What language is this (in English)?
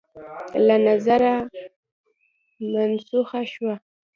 Pashto